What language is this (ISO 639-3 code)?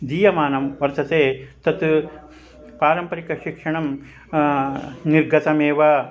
san